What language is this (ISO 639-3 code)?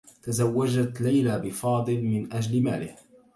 ara